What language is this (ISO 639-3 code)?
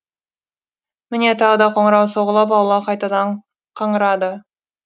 kaz